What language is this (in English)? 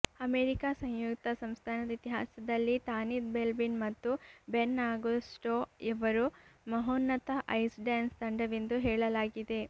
Kannada